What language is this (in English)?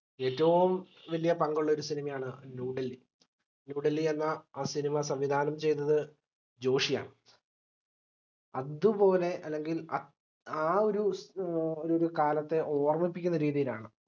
Malayalam